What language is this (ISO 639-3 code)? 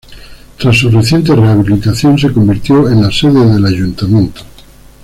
spa